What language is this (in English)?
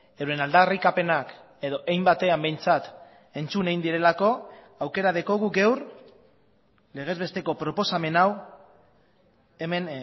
Basque